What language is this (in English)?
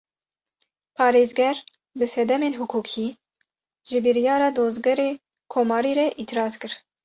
Kurdish